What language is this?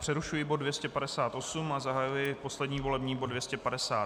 Czech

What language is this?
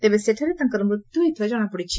Odia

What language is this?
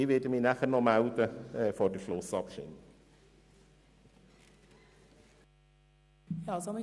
Swiss German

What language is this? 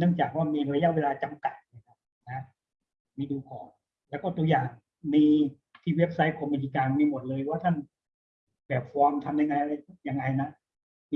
Thai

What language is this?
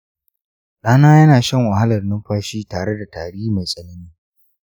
Hausa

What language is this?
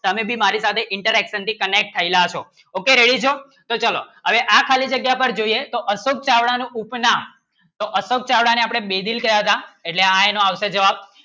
Gujarati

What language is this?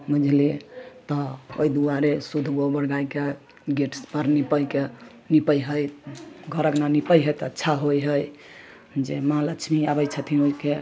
Maithili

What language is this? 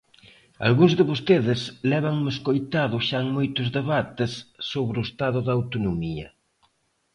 Galician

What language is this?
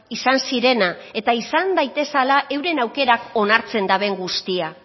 Basque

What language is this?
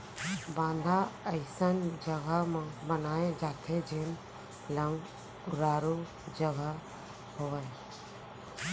Chhattisgarhi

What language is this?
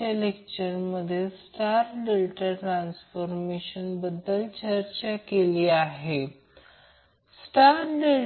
Marathi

